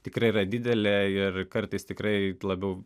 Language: Lithuanian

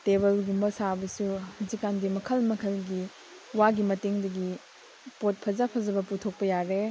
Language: Manipuri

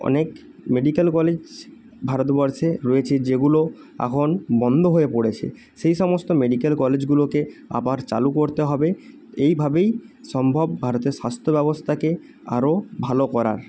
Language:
Bangla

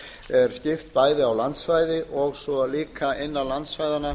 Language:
Icelandic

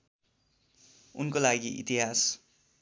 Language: Nepali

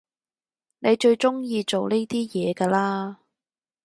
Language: Cantonese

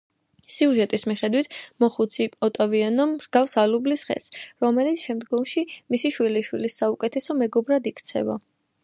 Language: Georgian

